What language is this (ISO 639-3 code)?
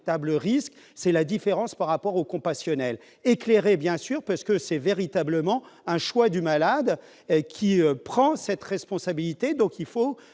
fra